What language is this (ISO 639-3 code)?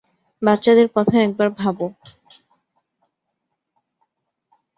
ben